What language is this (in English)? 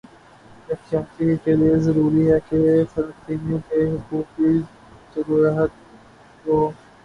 Urdu